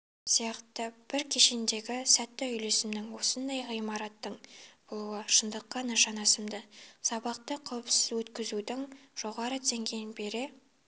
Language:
Kazakh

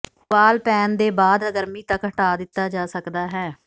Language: Punjabi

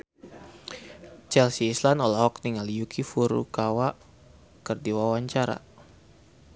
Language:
Sundanese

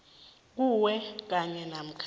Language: South Ndebele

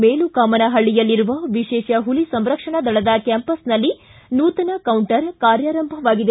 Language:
Kannada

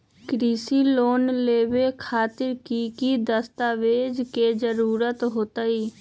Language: Magahi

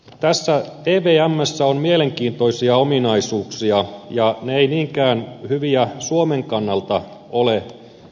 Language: Finnish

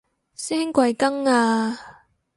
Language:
Cantonese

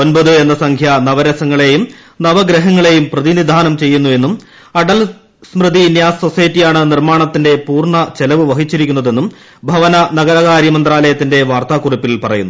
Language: Malayalam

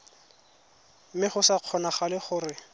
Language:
Tswana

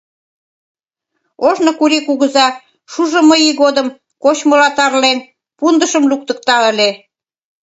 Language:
Mari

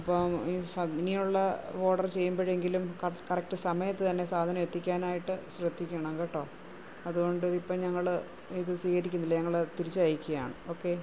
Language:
Malayalam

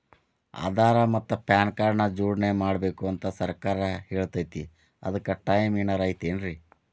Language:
Kannada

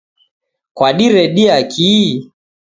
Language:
Taita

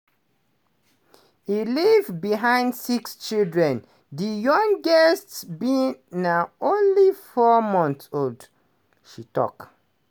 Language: Nigerian Pidgin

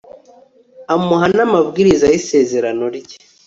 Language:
Kinyarwanda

